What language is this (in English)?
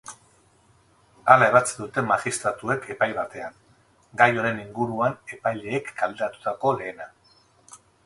Basque